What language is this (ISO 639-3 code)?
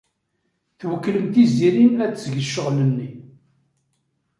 kab